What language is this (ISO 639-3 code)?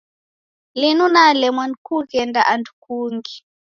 dav